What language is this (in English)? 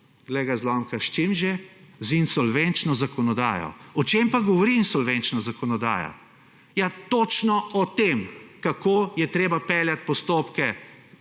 Slovenian